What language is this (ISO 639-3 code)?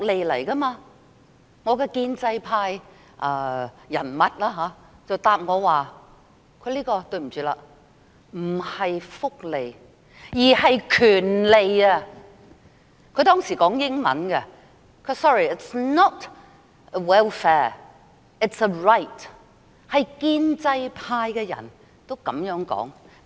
yue